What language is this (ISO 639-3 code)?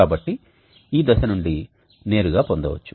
tel